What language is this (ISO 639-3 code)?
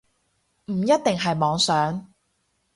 yue